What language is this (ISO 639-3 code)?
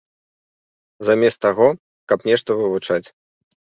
bel